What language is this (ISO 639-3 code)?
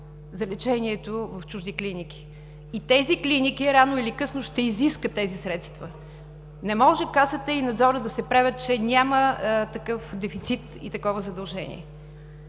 bul